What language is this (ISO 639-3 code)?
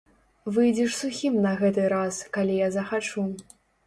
bel